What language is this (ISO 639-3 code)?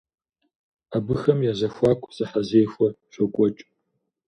kbd